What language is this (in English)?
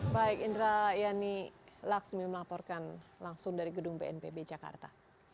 Indonesian